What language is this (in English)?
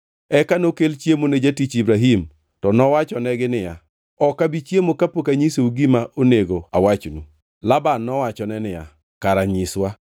Luo (Kenya and Tanzania)